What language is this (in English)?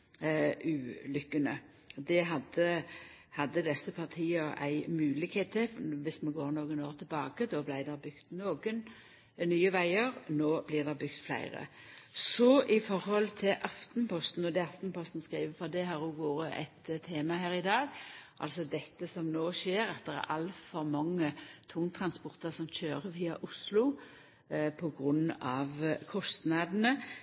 Norwegian Nynorsk